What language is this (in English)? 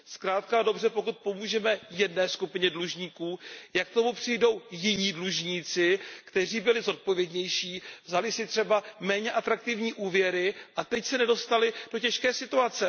Czech